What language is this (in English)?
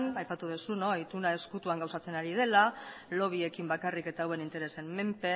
Basque